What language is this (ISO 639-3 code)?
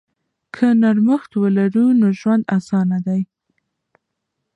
pus